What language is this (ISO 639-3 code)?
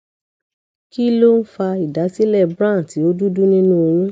yor